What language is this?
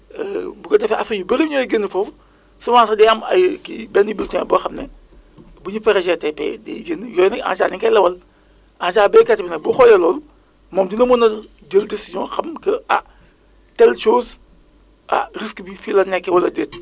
Wolof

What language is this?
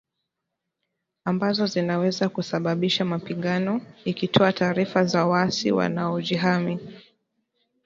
Swahili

